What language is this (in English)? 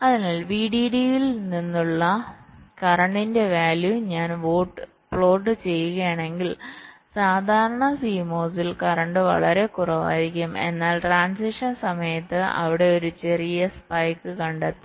Malayalam